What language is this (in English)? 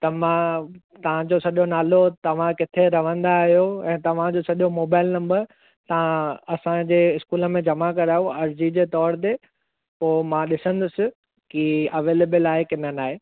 Sindhi